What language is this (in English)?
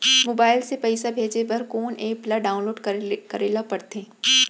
Chhattisgarhi